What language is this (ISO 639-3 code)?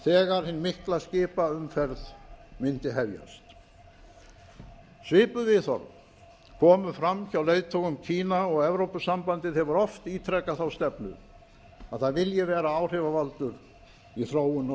isl